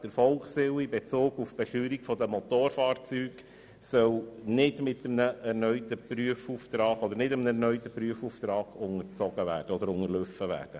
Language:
Swiss German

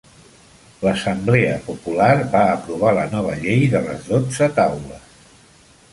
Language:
Catalan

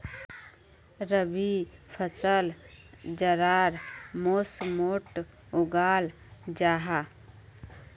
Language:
Magahi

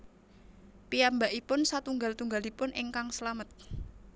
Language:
Javanese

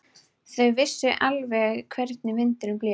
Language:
Icelandic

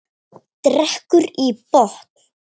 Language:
Icelandic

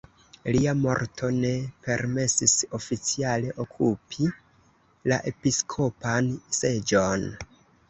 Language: Esperanto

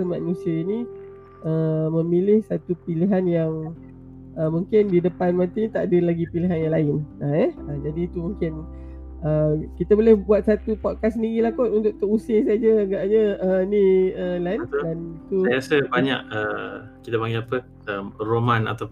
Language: Malay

